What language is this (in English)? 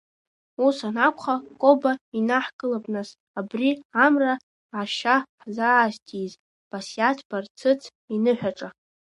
Abkhazian